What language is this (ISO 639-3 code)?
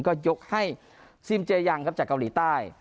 tha